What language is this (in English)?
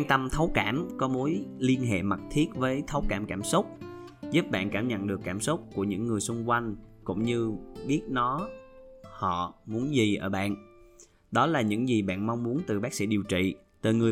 Vietnamese